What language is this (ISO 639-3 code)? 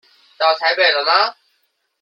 zho